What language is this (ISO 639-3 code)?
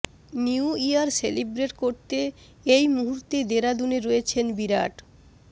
ben